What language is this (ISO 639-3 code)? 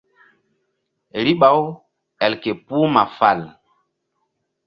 mdd